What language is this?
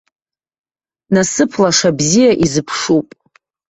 Abkhazian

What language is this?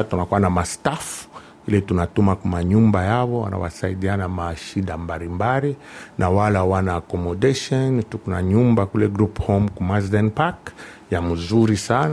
Swahili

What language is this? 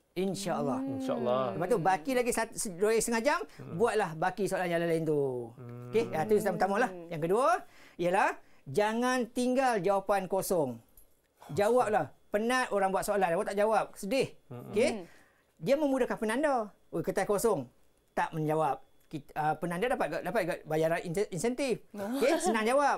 Malay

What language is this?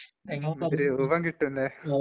Malayalam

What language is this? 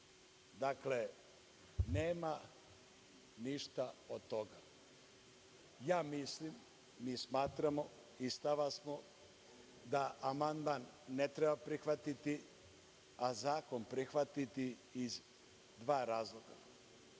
Serbian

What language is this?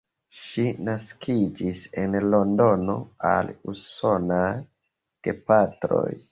Esperanto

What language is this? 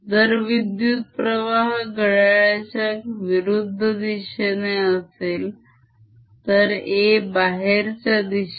Marathi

